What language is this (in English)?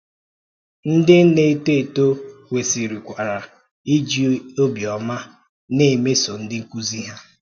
Igbo